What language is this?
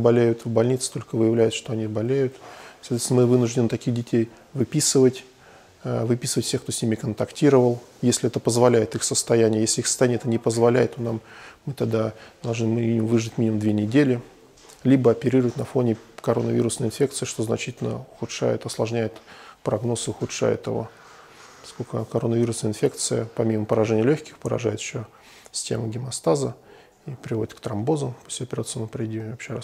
Russian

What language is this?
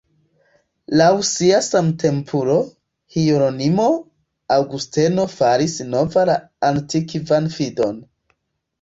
Esperanto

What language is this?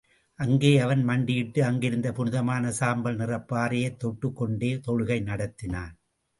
Tamil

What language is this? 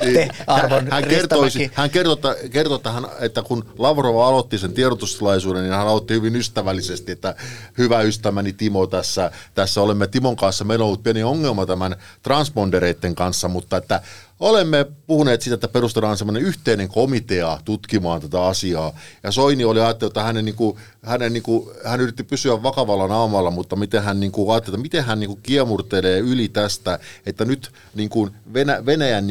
Finnish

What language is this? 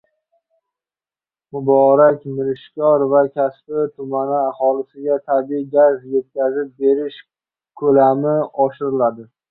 Uzbek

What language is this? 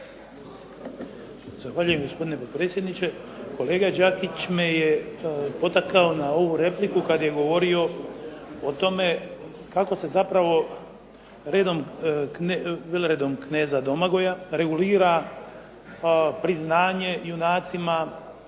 Croatian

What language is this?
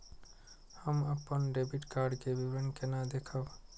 Maithili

